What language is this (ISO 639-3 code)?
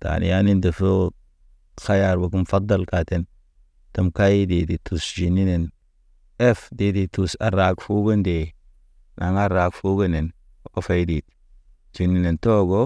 mne